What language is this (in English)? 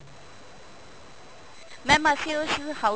Punjabi